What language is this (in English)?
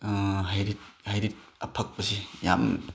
Manipuri